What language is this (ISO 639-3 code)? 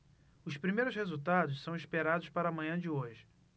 por